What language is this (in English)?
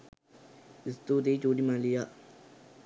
Sinhala